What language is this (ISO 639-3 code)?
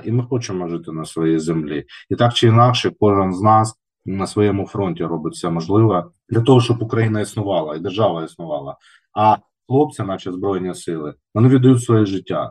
ukr